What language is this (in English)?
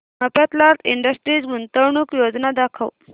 Marathi